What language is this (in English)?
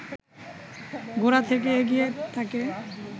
Bangla